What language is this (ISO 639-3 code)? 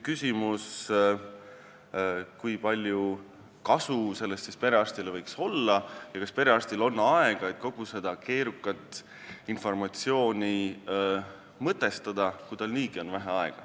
est